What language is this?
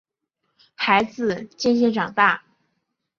Chinese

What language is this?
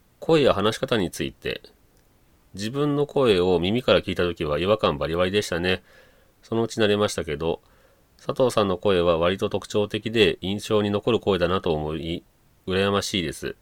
Japanese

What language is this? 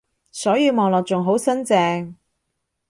Cantonese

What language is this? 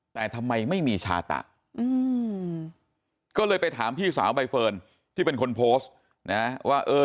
Thai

